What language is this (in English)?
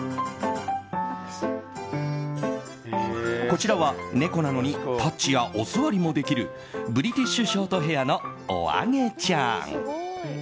Japanese